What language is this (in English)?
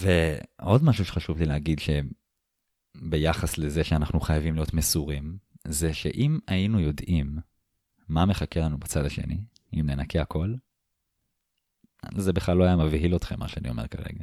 Hebrew